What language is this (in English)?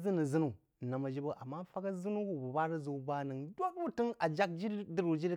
Jiba